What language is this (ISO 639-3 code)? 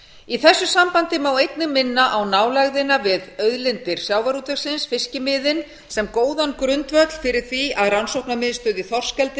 isl